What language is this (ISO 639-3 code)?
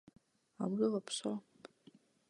kor